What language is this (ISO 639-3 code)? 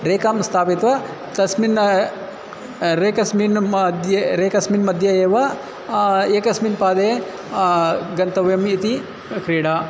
san